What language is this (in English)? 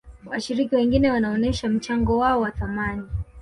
Swahili